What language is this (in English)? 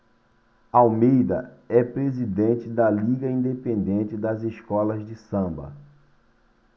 Portuguese